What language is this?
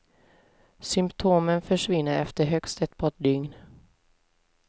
Swedish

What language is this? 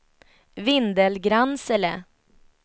Swedish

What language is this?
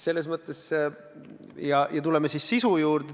Estonian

